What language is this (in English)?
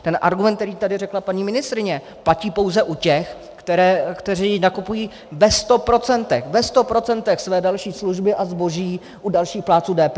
Czech